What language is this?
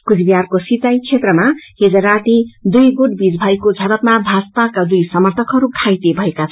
Nepali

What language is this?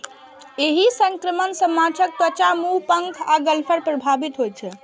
Maithili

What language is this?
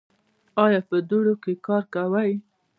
Pashto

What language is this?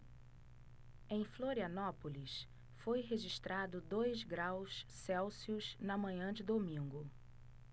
Portuguese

